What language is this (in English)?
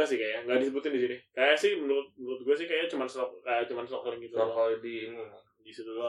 Indonesian